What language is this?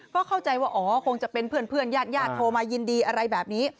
Thai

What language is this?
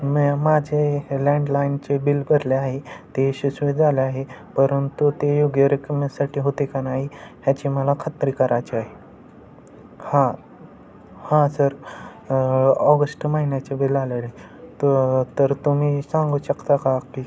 Marathi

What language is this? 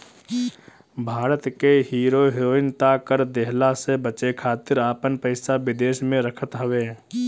Bhojpuri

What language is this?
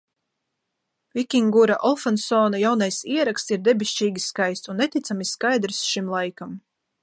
Latvian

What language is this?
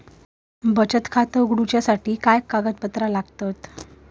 Marathi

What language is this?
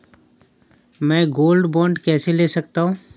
Hindi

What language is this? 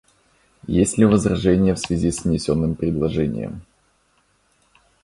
Russian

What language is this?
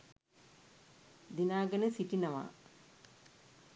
Sinhala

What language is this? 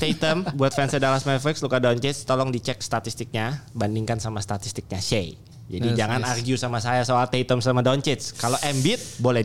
Indonesian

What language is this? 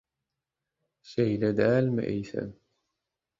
Turkmen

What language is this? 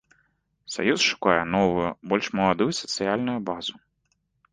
Belarusian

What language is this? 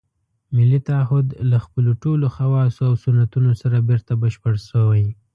Pashto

